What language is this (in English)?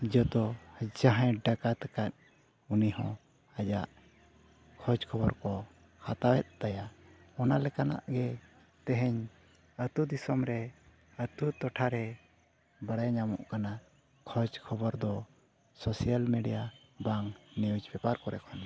Santali